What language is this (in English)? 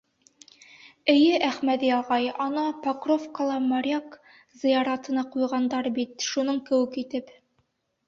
Bashkir